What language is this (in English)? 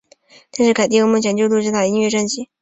Chinese